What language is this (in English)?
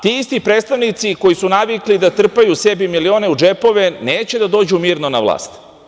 Serbian